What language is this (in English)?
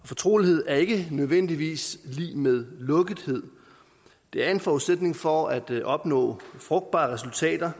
Danish